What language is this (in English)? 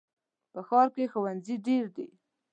Pashto